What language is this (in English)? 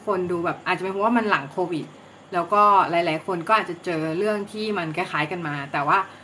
Thai